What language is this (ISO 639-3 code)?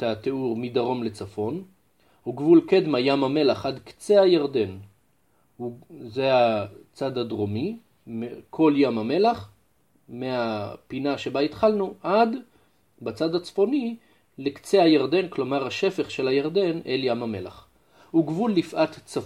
heb